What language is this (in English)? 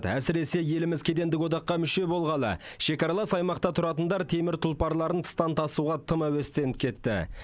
Kazakh